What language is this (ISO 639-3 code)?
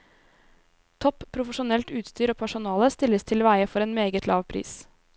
nor